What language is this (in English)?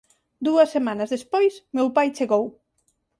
Galician